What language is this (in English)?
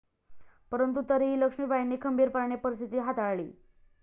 Marathi